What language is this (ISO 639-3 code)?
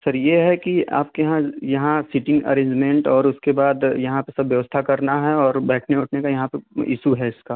hin